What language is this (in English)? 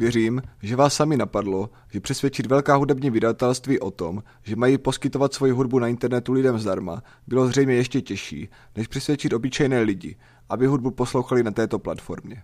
Czech